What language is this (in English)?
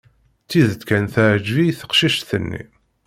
Kabyle